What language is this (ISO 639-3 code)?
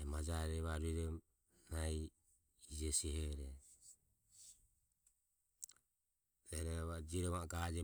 aom